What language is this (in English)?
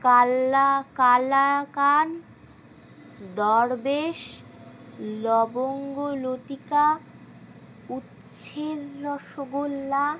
Bangla